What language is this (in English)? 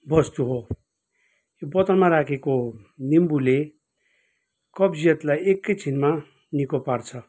Nepali